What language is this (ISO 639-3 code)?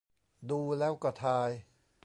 tha